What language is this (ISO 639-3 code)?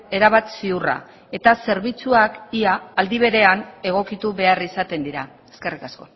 eus